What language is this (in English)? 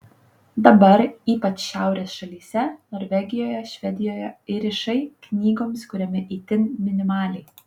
Lithuanian